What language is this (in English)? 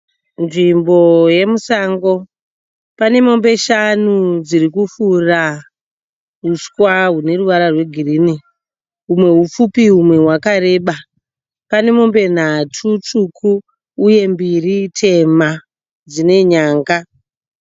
Shona